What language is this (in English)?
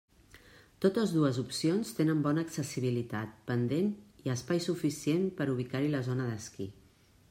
Catalan